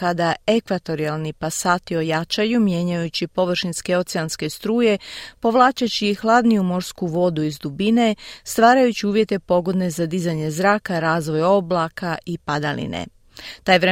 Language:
Croatian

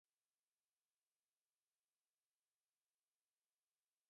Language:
Urdu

